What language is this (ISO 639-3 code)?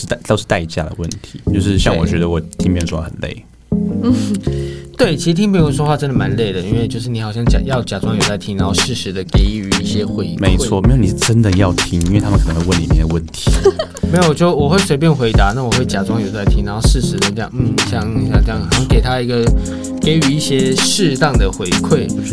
zho